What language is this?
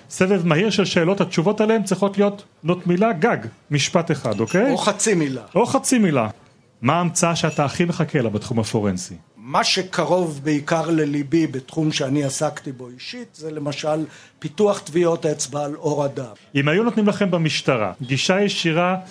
Hebrew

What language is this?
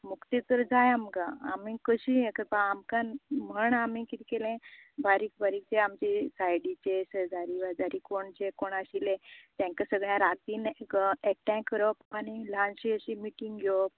Konkani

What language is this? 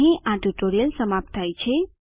Gujarati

